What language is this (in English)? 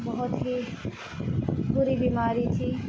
Urdu